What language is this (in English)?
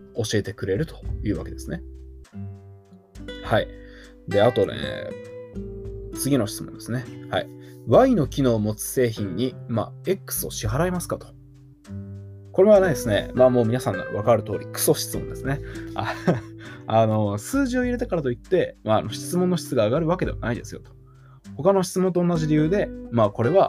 Japanese